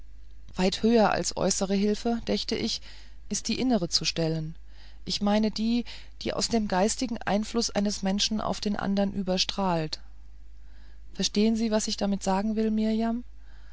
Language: German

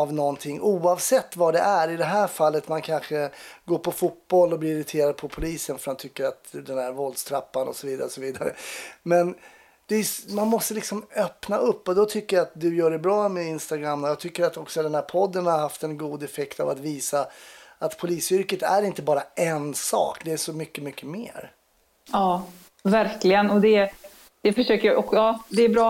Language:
Swedish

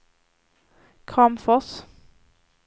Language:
Swedish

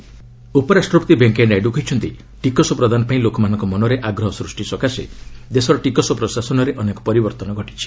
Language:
Odia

